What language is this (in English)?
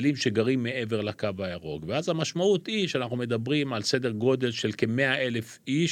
Hebrew